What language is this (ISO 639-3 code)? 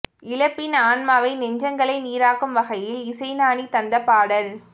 tam